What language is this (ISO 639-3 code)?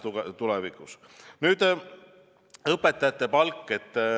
est